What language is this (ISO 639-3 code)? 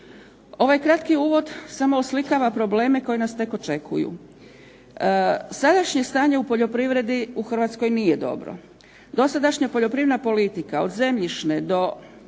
hrv